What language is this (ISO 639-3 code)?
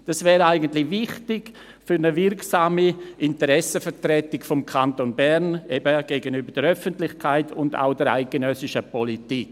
gsw